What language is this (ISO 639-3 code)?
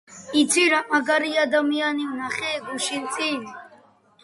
kat